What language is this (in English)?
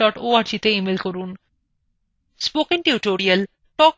Bangla